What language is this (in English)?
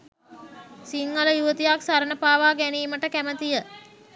Sinhala